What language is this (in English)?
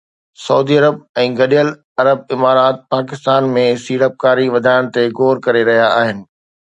Sindhi